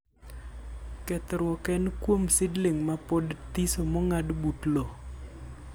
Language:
Luo (Kenya and Tanzania)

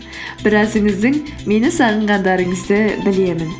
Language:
Kazakh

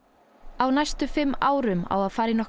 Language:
Icelandic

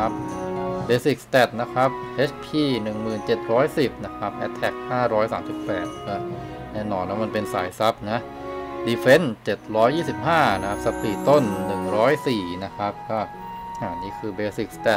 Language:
Thai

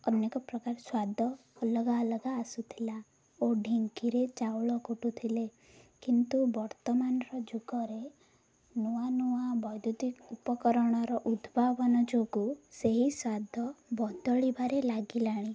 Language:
Odia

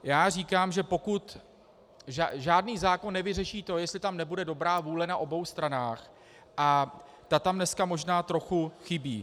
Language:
Czech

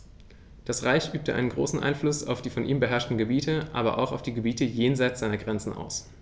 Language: German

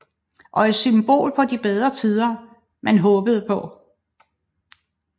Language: Danish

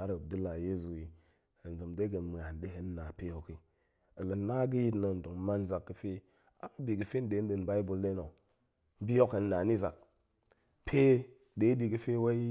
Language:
Goemai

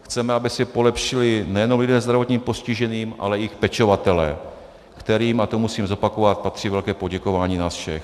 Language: Czech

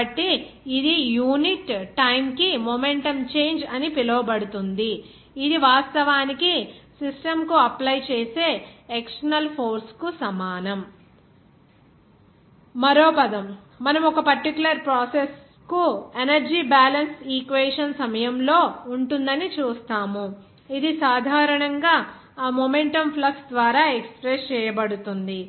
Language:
Telugu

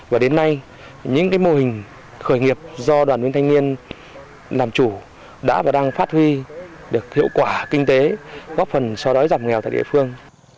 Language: Vietnamese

